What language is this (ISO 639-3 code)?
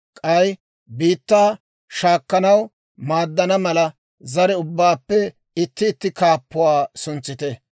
dwr